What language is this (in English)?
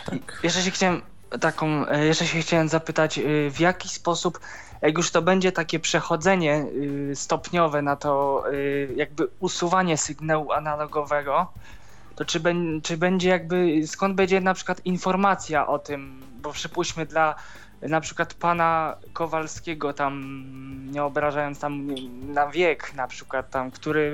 Polish